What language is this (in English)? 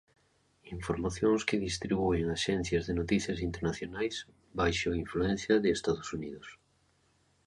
Galician